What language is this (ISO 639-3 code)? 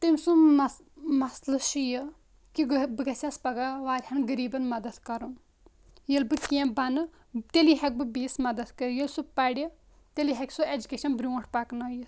kas